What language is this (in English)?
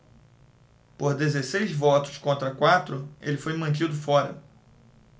Portuguese